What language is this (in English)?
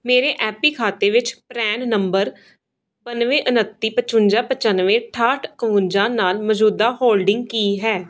Punjabi